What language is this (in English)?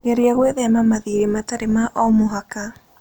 Kikuyu